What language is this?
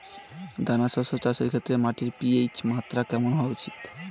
Bangla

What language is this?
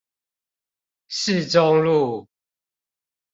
Chinese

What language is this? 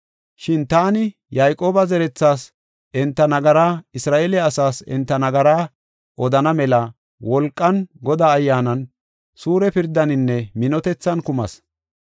Gofa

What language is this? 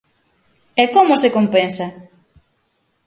Galician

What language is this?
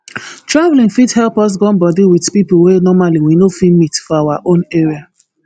Nigerian Pidgin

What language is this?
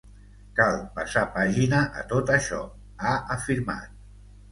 Catalan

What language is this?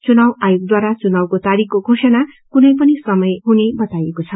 Nepali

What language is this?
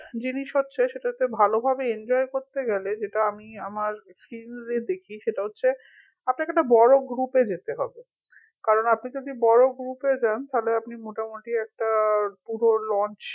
Bangla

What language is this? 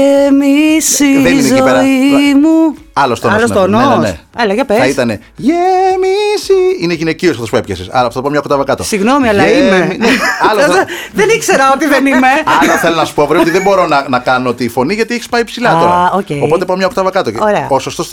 Greek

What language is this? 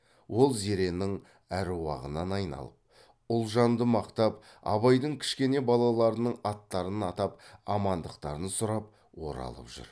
Kazakh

